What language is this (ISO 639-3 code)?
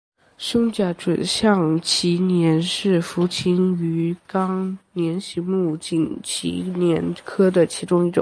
zho